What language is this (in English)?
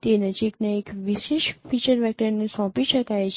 Gujarati